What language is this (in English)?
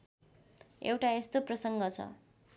Nepali